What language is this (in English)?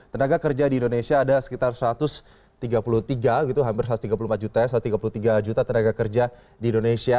Indonesian